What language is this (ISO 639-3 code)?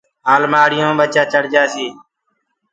ggg